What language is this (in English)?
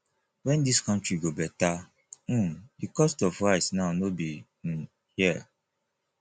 Nigerian Pidgin